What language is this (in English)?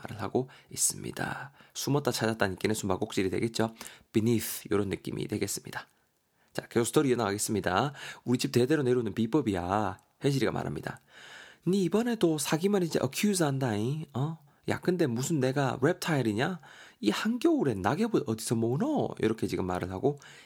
Korean